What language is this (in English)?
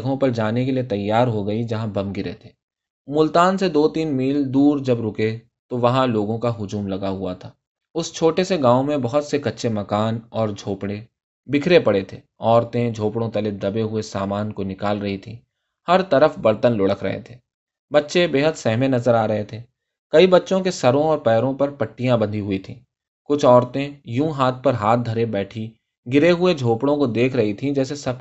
Urdu